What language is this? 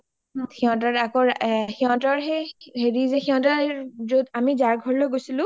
Assamese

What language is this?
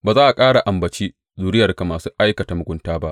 Hausa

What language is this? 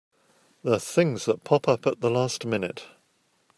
English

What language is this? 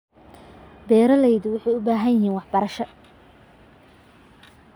Somali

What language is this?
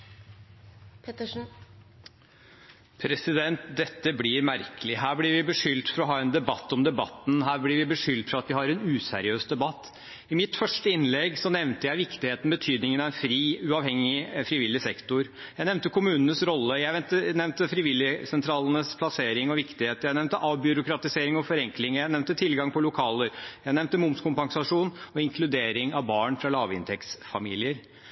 Norwegian Bokmål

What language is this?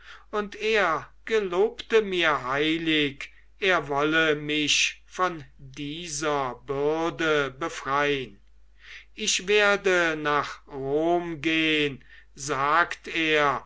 German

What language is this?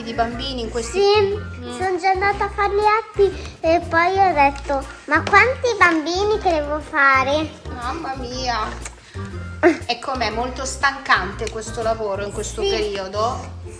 Italian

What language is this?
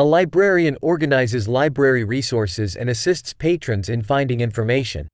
Czech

